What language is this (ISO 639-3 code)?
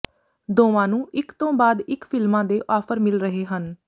pan